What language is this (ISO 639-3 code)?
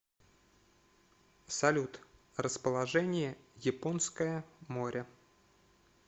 rus